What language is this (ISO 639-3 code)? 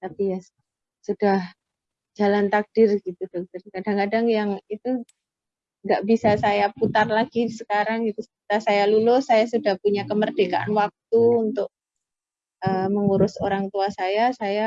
ind